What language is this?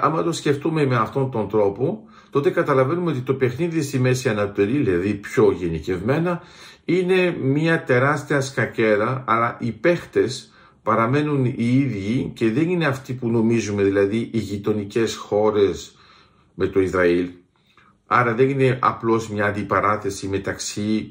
Greek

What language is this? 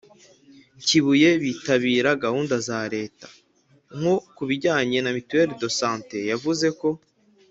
Kinyarwanda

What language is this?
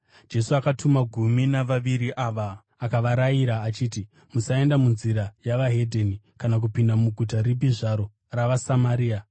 Shona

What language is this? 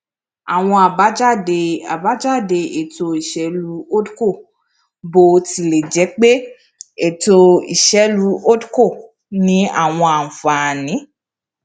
Yoruba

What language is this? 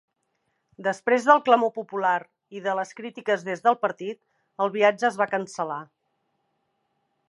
Catalan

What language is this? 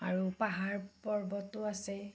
Assamese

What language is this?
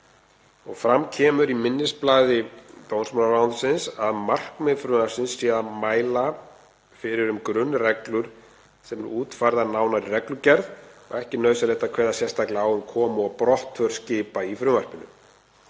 Icelandic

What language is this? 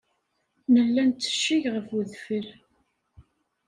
Kabyle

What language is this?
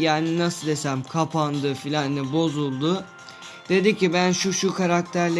Turkish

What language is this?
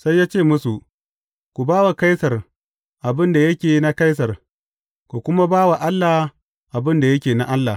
Hausa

